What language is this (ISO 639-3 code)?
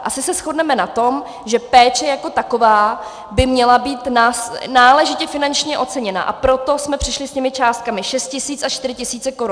ces